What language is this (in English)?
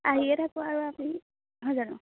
Assamese